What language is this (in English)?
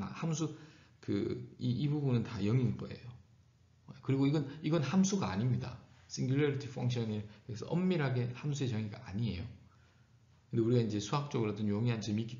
Korean